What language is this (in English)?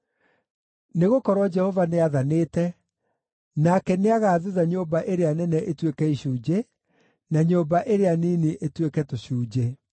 Kikuyu